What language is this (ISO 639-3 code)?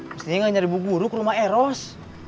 ind